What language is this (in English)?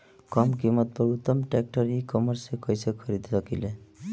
Bhojpuri